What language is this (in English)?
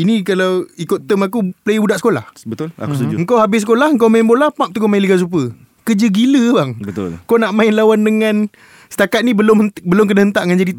Malay